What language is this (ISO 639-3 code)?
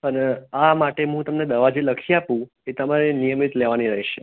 guj